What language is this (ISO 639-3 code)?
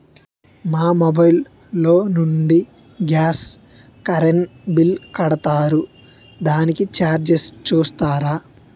tel